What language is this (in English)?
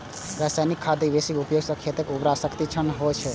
Maithili